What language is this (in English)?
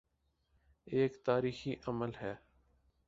Urdu